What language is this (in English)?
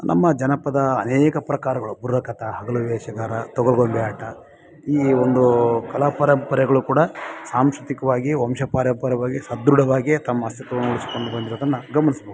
Kannada